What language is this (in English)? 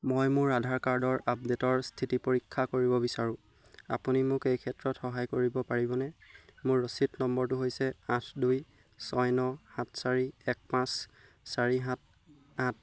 Assamese